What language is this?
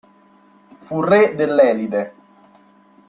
Italian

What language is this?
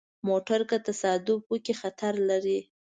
Pashto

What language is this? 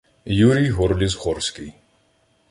Ukrainian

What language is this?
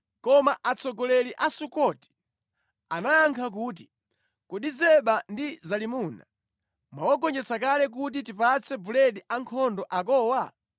Nyanja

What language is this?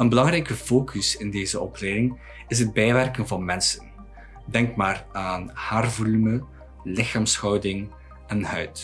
Dutch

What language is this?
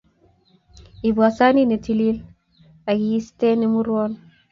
Kalenjin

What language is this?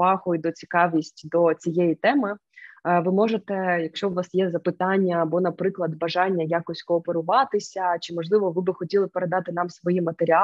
Ukrainian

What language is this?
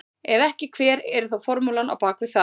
Icelandic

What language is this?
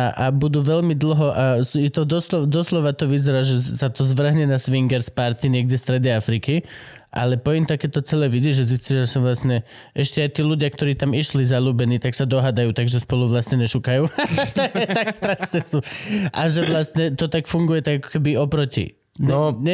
Slovak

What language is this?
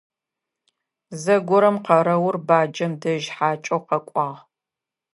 Adyghe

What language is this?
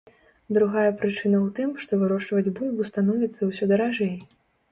Belarusian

